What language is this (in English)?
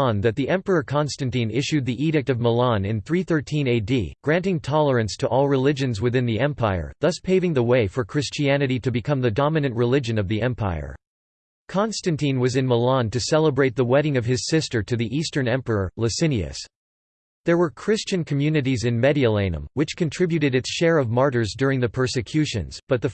English